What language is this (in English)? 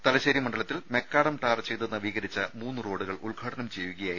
Malayalam